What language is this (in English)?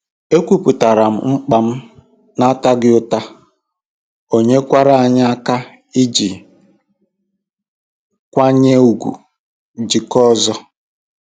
Igbo